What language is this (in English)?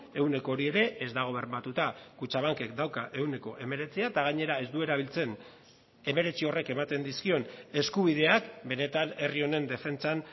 Basque